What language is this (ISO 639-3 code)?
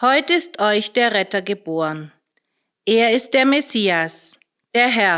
deu